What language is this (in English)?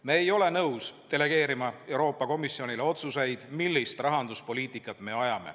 Estonian